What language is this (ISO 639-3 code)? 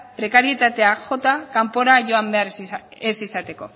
eus